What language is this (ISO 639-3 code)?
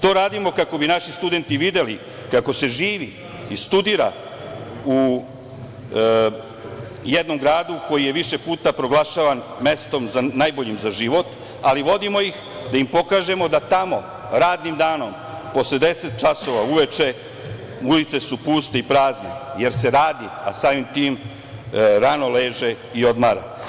srp